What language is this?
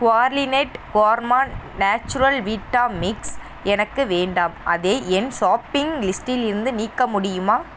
Tamil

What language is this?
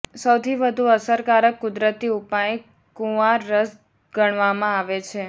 Gujarati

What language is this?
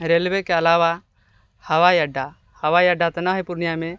Maithili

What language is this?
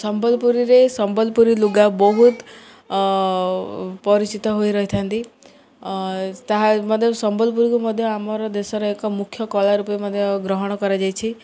Odia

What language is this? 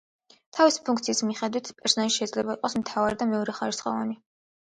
Georgian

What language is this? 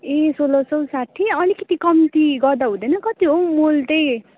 Nepali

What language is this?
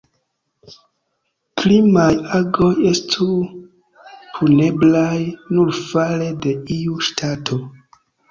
Esperanto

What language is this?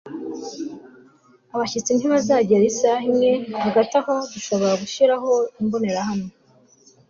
Kinyarwanda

